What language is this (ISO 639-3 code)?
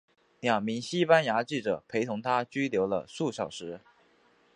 zho